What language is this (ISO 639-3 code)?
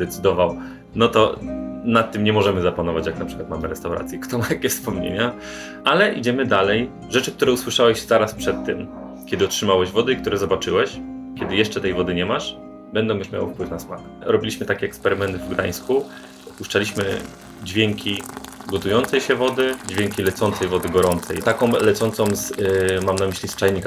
pol